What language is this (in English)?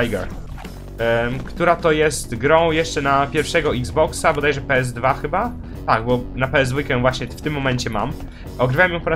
Polish